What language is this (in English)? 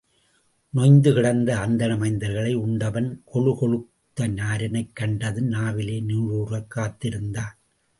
Tamil